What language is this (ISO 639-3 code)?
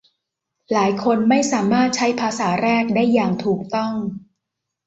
tha